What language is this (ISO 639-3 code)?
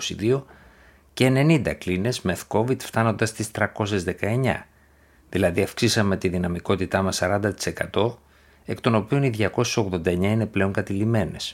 ell